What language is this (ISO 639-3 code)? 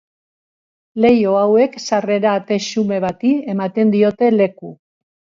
eus